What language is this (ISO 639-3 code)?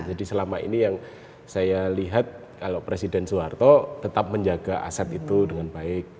ind